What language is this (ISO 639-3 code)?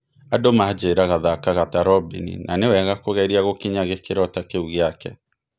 kik